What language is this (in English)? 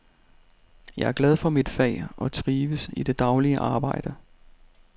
Danish